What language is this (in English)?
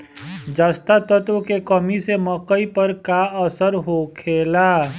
Bhojpuri